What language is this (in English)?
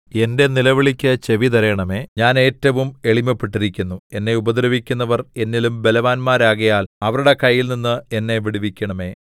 Malayalam